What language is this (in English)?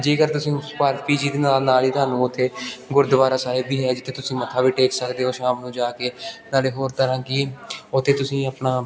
Punjabi